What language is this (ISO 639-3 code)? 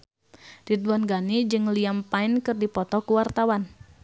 sun